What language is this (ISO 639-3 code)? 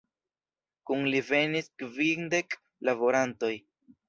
epo